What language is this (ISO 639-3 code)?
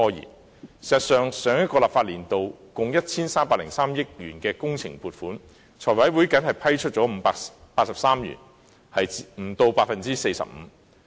yue